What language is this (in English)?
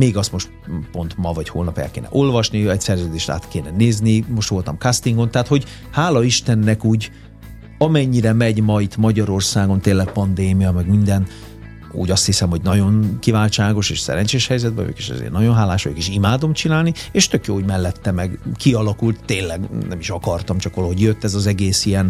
Hungarian